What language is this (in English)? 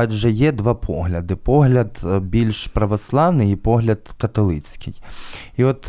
Ukrainian